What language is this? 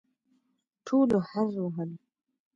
Pashto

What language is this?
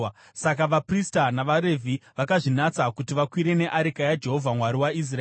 Shona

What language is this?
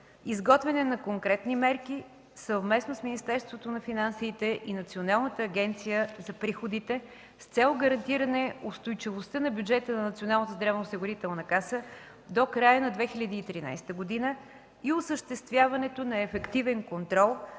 Bulgarian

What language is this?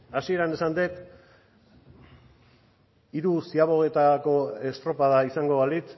Basque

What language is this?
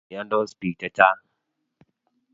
Kalenjin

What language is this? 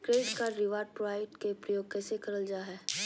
Magahi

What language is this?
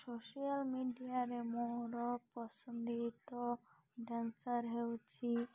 Odia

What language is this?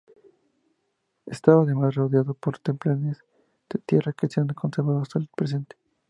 Spanish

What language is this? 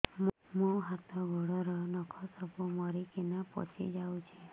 Odia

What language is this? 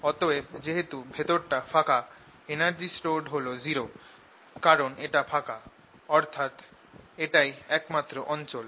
Bangla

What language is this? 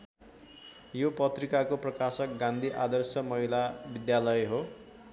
Nepali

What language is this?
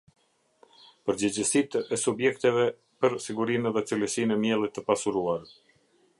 Albanian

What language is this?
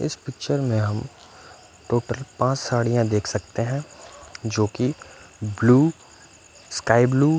Hindi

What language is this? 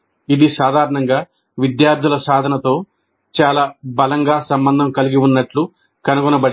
Telugu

